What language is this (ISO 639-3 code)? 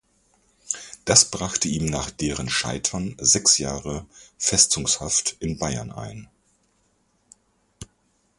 deu